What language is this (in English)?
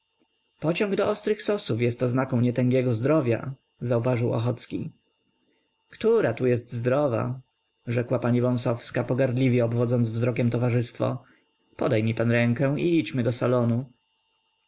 Polish